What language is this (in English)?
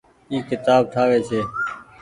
Goaria